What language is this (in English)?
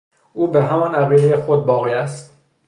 Persian